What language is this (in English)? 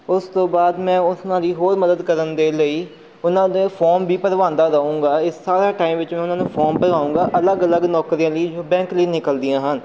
Punjabi